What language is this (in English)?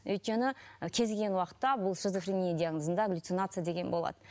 Kazakh